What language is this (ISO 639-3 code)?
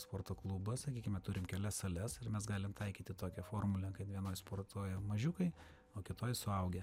lit